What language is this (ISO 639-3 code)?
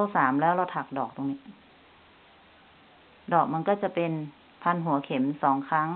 tha